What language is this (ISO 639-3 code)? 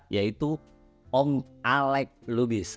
ind